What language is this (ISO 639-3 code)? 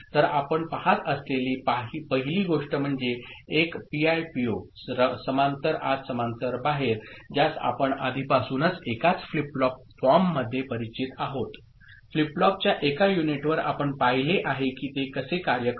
mar